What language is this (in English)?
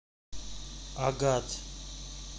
Russian